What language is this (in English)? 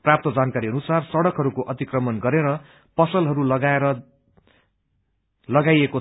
Nepali